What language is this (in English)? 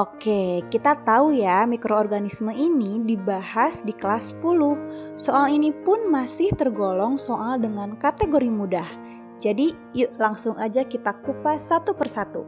Indonesian